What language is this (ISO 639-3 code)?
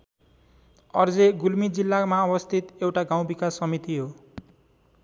nep